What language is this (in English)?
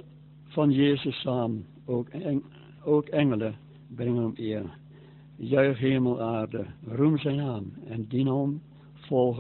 Dutch